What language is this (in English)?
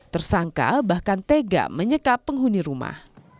Indonesian